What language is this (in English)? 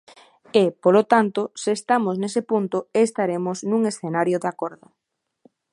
Galician